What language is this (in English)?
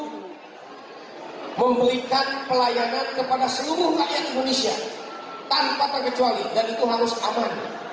Indonesian